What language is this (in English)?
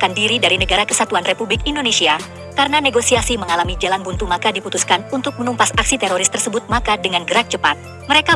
Indonesian